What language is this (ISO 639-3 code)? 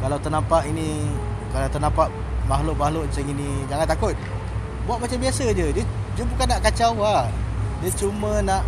msa